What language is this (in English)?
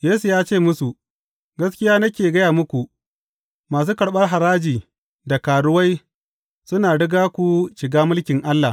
Hausa